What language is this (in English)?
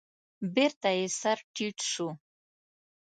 Pashto